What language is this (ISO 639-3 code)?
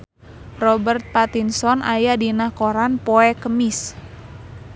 sun